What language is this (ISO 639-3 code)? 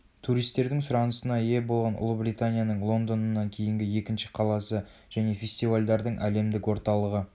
kaz